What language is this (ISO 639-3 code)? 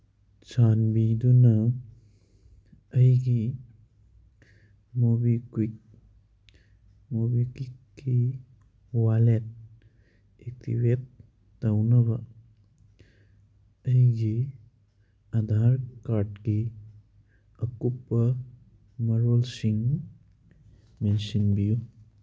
mni